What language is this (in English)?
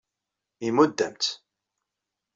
Kabyle